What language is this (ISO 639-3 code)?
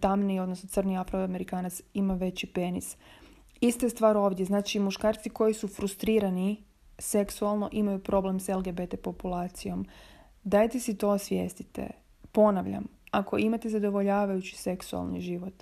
hrv